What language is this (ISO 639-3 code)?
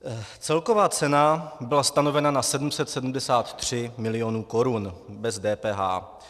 ces